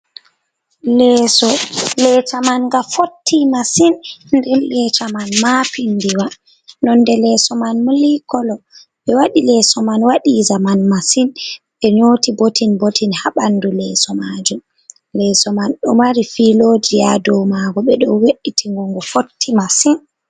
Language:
Fula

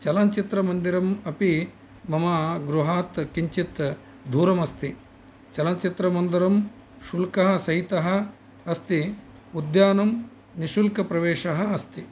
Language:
Sanskrit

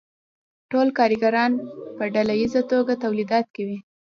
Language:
Pashto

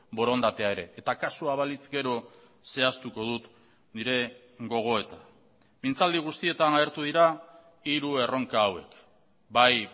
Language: Basque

